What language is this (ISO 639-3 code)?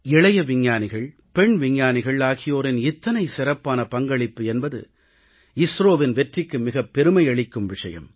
tam